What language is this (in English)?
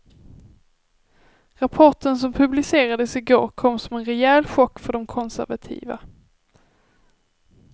Swedish